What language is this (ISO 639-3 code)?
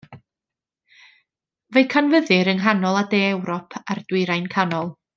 cym